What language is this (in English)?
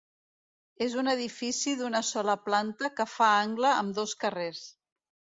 Catalan